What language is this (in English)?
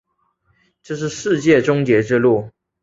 Chinese